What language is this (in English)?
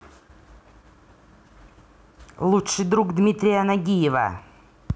Russian